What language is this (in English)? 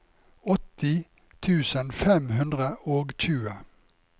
Norwegian